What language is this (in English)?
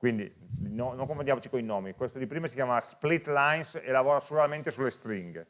Italian